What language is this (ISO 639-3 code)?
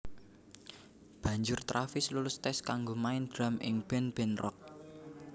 jav